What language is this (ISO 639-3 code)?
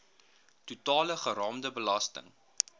afr